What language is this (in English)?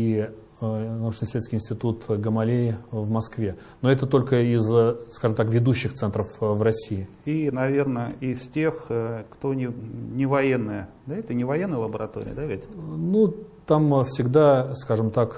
Russian